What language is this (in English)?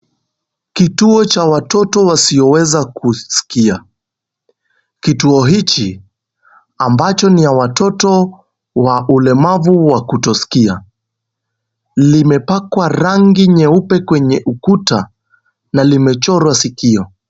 Swahili